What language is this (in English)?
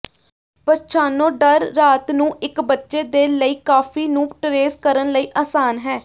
Punjabi